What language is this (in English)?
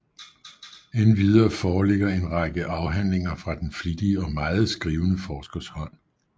Danish